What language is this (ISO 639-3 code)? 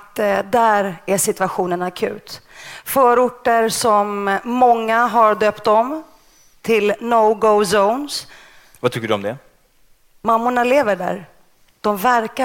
swe